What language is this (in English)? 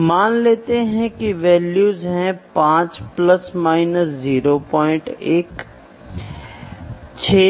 Hindi